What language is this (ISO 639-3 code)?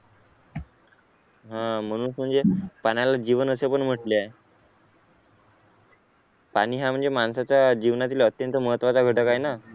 mar